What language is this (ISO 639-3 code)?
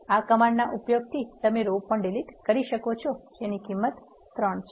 guj